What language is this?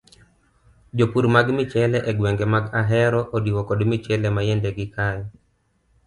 Luo (Kenya and Tanzania)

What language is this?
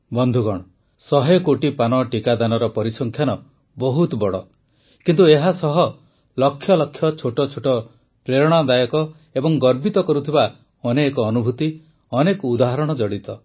Odia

